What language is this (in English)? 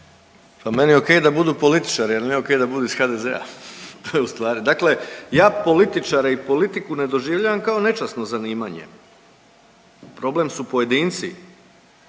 Croatian